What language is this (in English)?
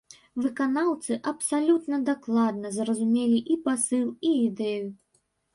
Belarusian